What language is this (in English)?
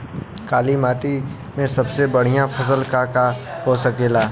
Bhojpuri